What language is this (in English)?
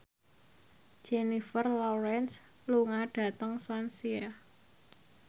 Javanese